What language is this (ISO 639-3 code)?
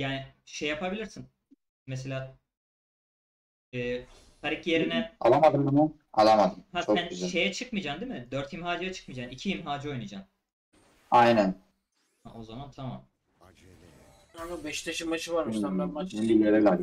tur